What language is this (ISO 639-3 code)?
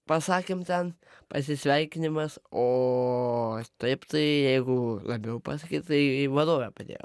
lit